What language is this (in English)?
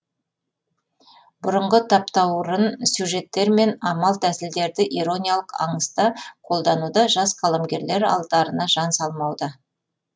Kazakh